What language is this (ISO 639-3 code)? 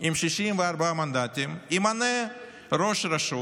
heb